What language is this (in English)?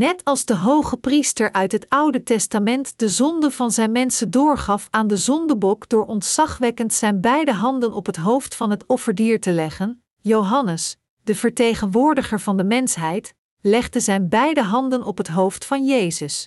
Dutch